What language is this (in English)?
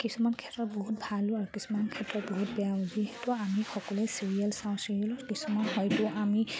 Assamese